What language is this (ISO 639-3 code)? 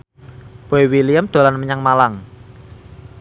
jav